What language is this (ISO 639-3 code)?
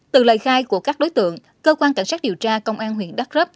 vie